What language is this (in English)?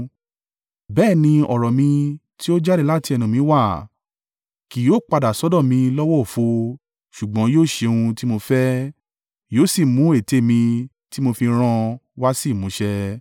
Yoruba